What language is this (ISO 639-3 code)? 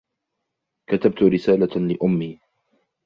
ara